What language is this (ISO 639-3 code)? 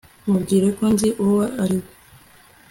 kin